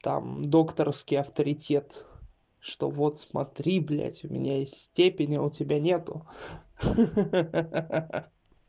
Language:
Russian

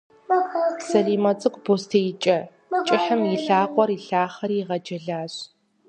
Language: Kabardian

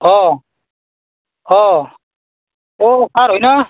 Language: Assamese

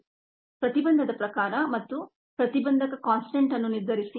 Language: Kannada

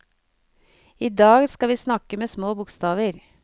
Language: Norwegian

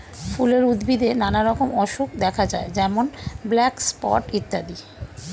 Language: Bangla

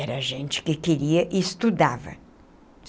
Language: Portuguese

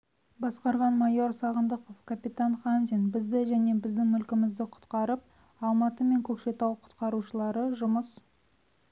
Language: Kazakh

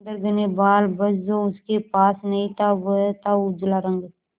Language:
Hindi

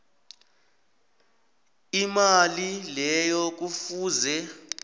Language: South Ndebele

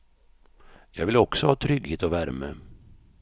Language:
Swedish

